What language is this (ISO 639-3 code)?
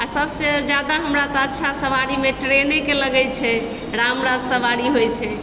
mai